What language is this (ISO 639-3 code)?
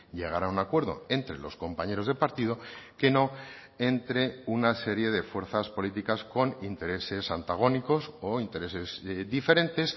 spa